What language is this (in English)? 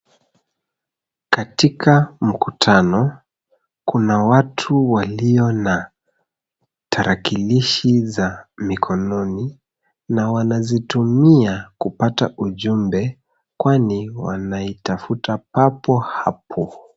Swahili